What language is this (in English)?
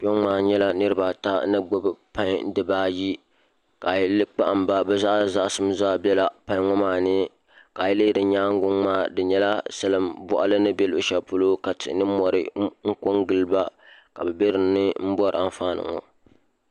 Dagbani